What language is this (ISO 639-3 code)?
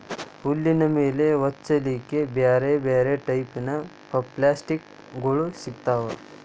kan